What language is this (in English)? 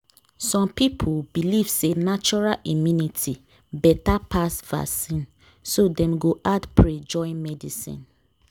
Nigerian Pidgin